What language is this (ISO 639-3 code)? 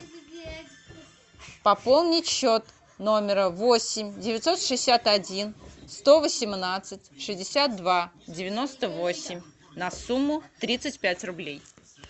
rus